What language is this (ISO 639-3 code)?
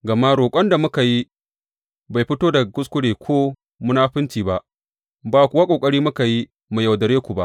hau